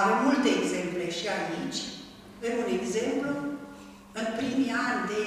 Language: Romanian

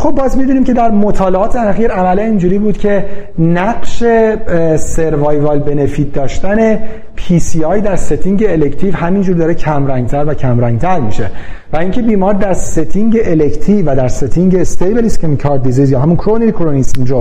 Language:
Persian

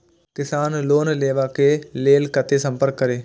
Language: Maithili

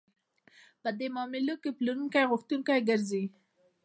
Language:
Pashto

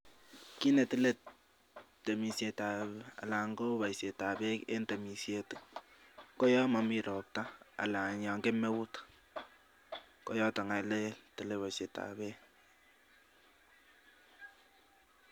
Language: Kalenjin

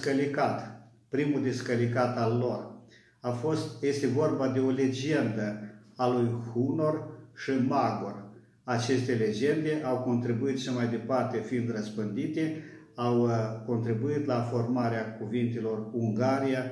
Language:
Romanian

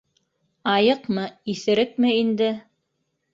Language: Bashkir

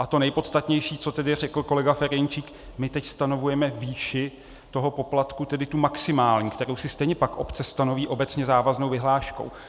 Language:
Czech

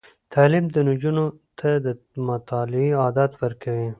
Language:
Pashto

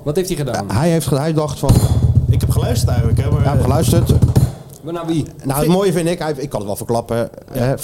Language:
Dutch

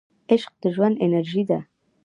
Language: Pashto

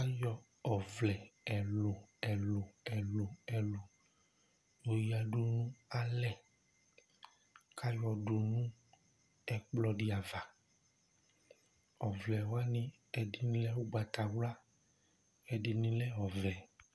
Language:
Ikposo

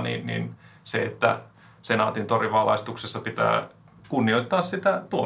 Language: Finnish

